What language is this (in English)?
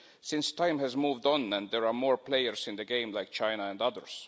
English